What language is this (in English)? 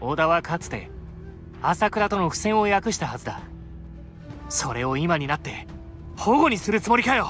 Japanese